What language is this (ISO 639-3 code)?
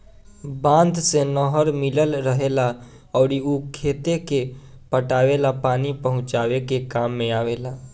bho